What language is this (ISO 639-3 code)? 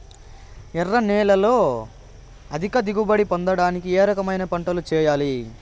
tel